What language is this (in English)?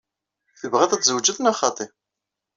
Kabyle